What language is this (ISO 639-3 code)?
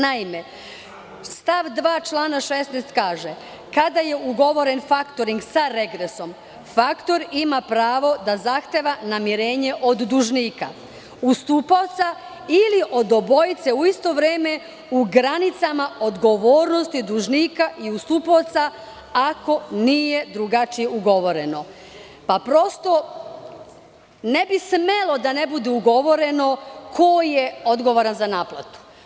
srp